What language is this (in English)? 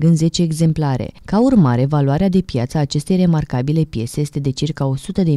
Romanian